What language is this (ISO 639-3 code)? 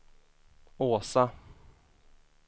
swe